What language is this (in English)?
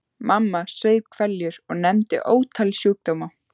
Icelandic